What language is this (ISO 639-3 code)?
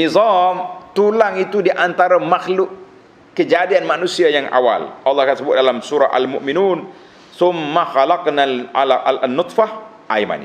msa